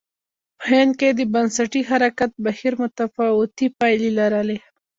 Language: Pashto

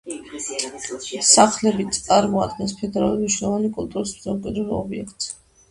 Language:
Georgian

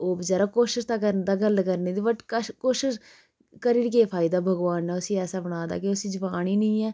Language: Dogri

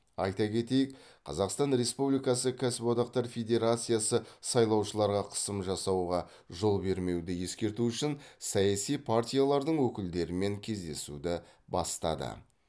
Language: Kazakh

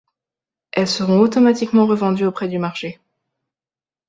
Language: French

